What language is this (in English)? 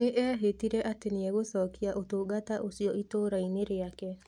Kikuyu